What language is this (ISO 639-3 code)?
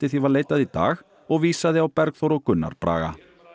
isl